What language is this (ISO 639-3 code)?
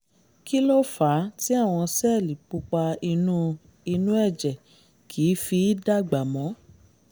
yor